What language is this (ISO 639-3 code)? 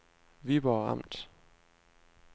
dan